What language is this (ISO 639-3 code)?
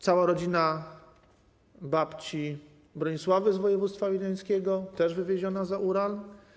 pol